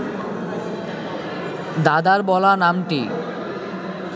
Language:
Bangla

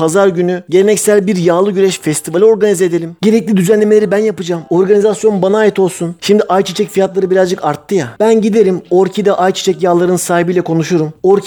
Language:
Turkish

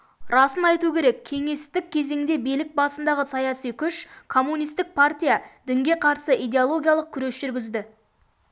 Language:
Kazakh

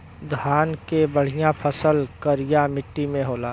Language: Bhojpuri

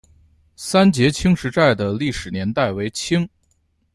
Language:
Chinese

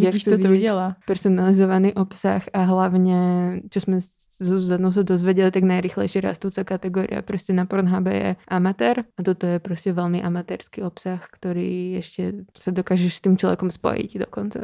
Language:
Czech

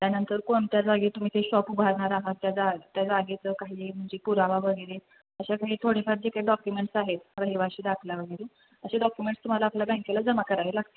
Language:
Marathi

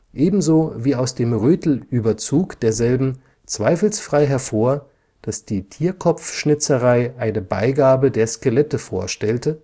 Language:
German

